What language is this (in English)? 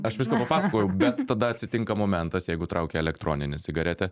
Lithuanian